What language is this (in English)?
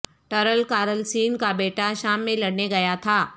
Urdu